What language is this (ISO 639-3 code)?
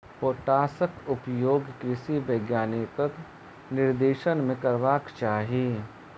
mai